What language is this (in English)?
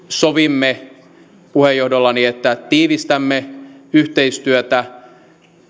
Finnish